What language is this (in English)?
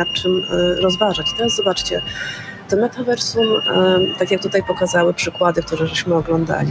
Polish